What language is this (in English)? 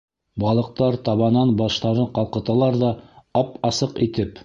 Bashkir